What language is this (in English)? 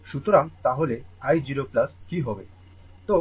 Bangla